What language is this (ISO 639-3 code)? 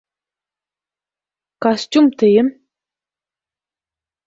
bak